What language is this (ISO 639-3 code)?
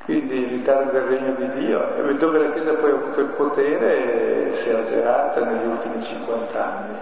ita